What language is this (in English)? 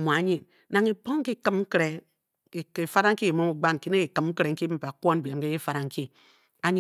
Bokyi